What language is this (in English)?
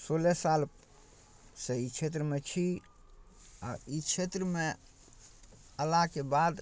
Maithili